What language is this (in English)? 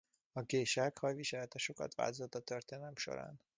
Hungarian